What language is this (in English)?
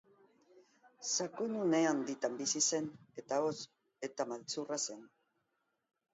Basque